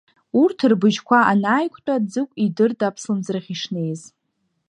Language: Abkhazian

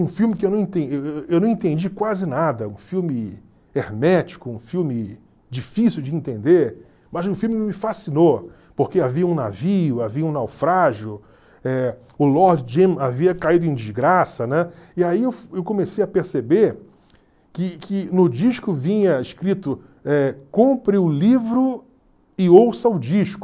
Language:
Portuguese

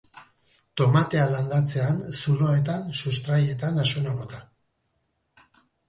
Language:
Basque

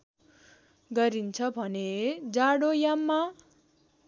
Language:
Nepali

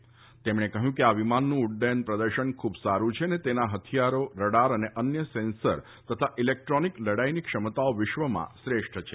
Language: Gujarati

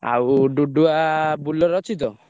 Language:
Odia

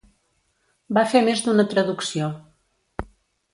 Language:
Catalan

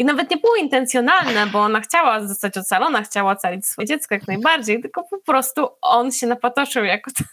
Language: Polish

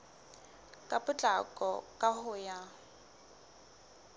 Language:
Southern Sotho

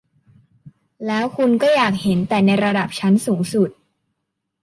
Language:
Thai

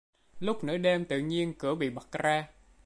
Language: Vietnamese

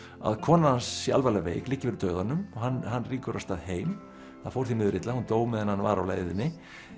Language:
Icelandic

